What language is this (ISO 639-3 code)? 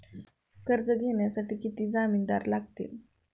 mar